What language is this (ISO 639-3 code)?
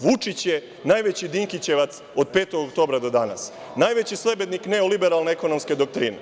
srp